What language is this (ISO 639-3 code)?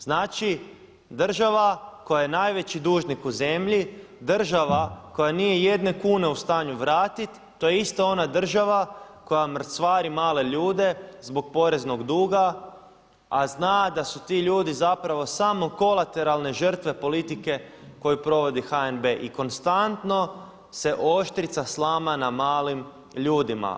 hrv